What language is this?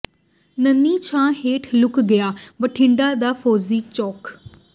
Punjabi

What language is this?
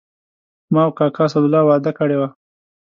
Pashto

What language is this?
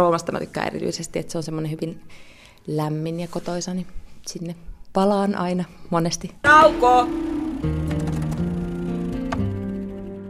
Finnish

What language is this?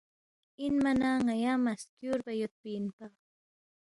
Balti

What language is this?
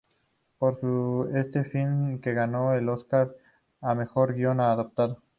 Spanish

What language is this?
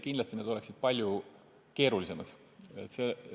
Estonian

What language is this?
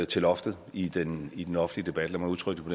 Danish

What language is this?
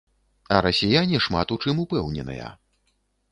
Belarusian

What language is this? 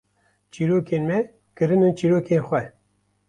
Kurdish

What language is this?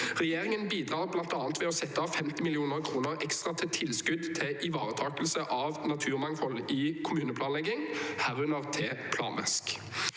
Norwegian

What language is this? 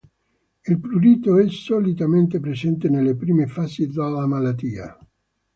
Italian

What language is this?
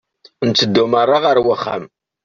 Kabyle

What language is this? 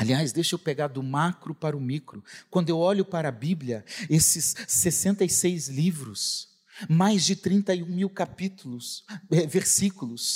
Portuguese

